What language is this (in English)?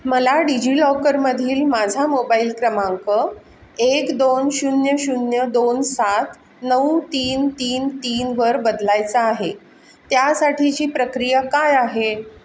Marathi